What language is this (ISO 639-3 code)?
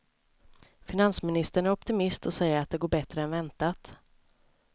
swe